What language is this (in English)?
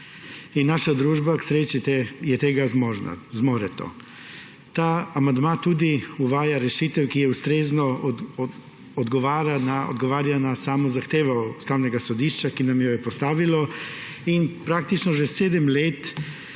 Slovenian